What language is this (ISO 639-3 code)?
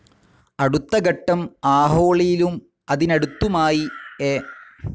mal